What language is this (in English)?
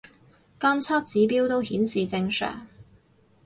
Cantonese